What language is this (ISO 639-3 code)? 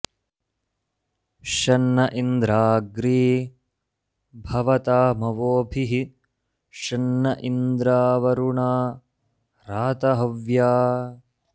san